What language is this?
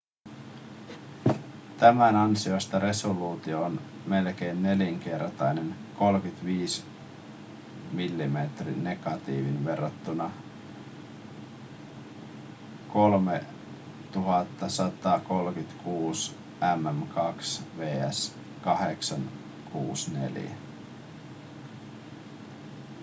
Finnish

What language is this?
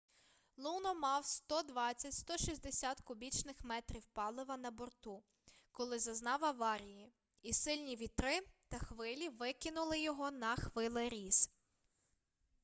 Ukrainian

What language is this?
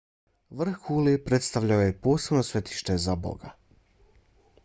Bosnian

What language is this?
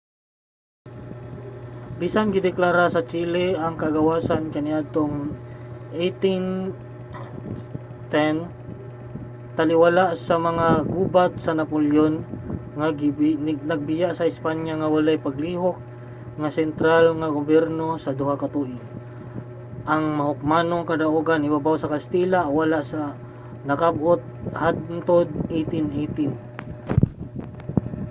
Cebuano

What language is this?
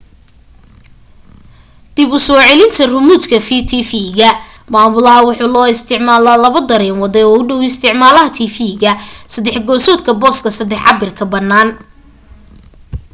Somali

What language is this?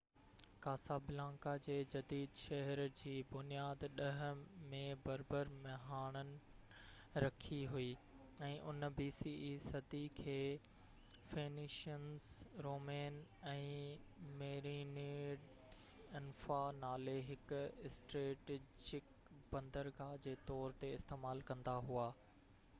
Sindhi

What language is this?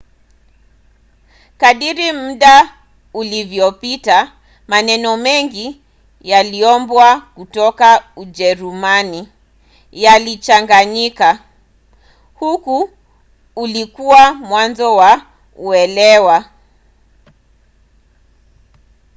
Swahili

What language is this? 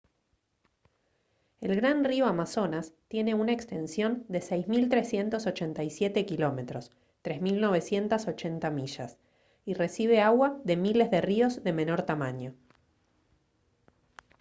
Spanish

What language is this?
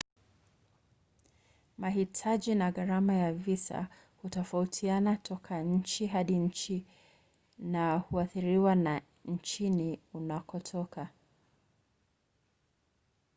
Swahili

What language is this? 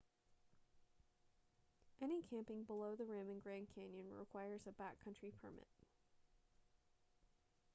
English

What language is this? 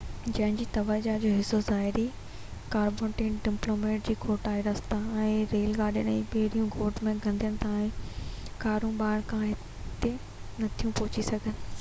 Sindhi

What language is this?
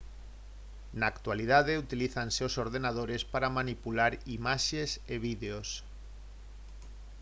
Galician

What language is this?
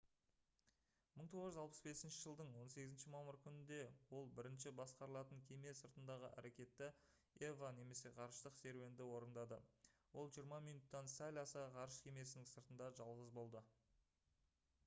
Kazakh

